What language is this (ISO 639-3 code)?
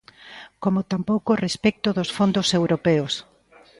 glg